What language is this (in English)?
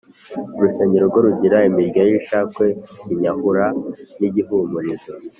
Kinyarwanda